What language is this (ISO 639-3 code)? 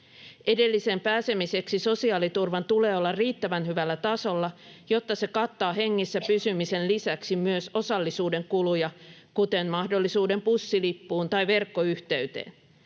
fin